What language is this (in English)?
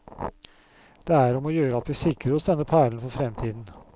Norwegian